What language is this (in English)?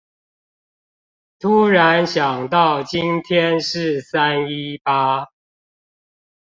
Chinese